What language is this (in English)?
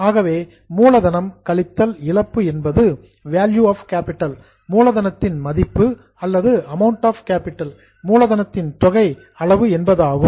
Tamil